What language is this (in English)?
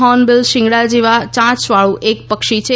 Gujarati